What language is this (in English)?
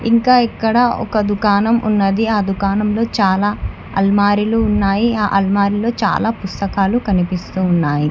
Telugu